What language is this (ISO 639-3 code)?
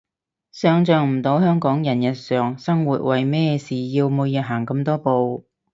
yue